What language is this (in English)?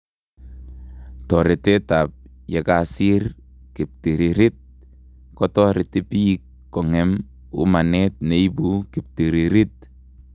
Kalenjin